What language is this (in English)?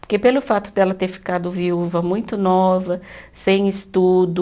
Portuguese